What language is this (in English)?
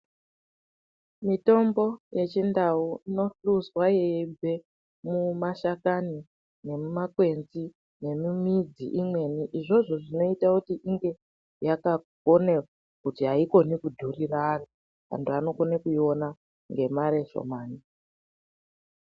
Ndau